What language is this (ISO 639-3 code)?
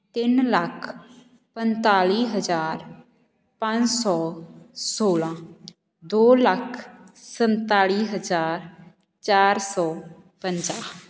pan